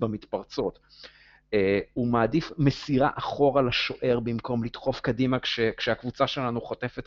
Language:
Hebrew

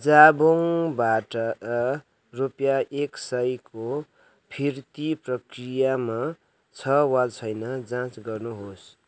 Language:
Nepali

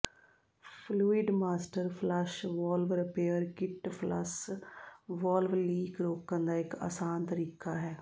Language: Punjabi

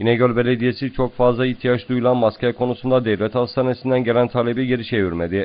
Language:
Turkish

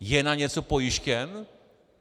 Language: Czech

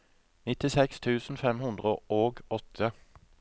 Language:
Norwegian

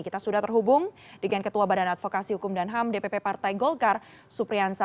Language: Indonesian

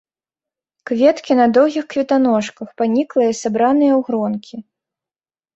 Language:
Belarusian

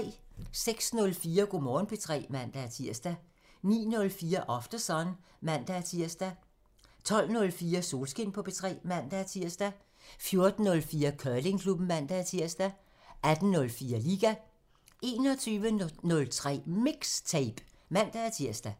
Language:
Danish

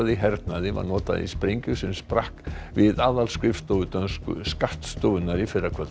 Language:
Icelandic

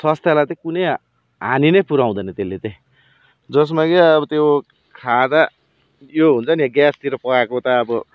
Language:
Nepali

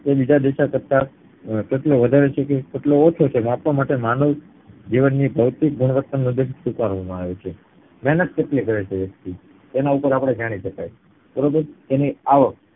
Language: Gujarati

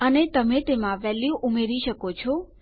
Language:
Gujarati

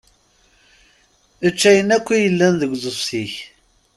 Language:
Kabyle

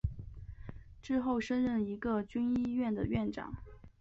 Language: Chinese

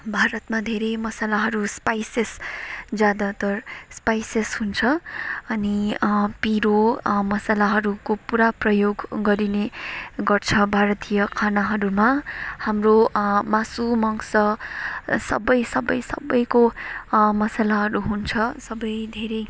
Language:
Nepali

